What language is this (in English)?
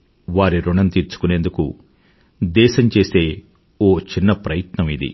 Telugu